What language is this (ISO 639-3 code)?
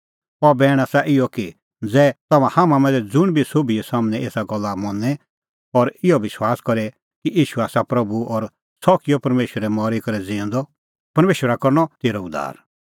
kfx